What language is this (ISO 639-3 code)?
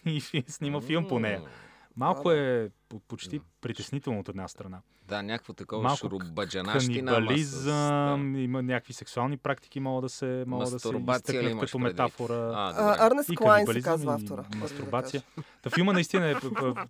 bul